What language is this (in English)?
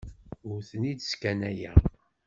Kabyle